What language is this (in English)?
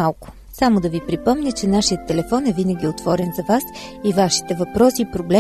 Bulgarian